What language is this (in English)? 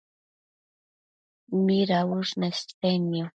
Matsés